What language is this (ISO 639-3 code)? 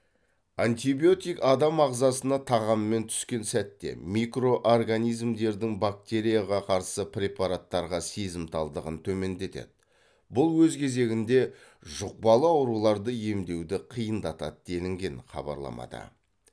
kaz